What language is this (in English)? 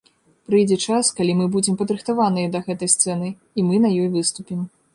Belarusian